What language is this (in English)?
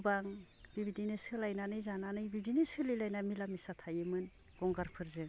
Bodo